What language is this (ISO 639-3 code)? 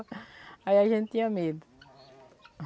por